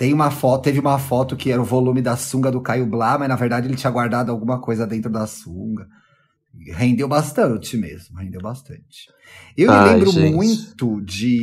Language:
Portuguese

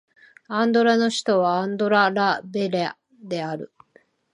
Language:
Japanese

